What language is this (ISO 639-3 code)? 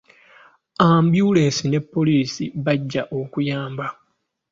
lug